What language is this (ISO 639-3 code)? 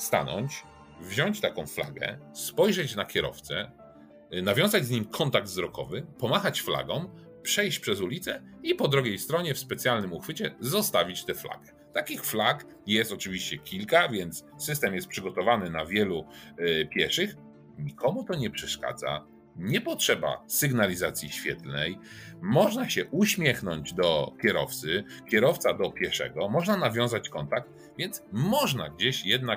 pol